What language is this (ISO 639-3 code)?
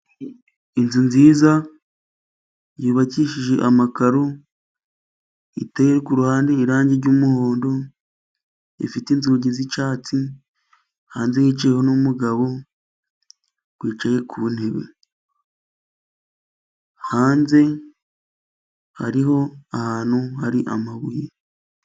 kin